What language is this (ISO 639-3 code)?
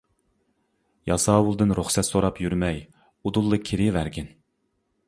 uig